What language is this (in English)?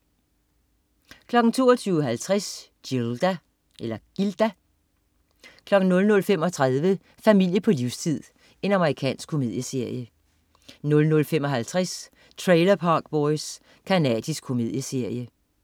Danish